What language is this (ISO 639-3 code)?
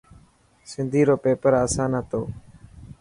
mki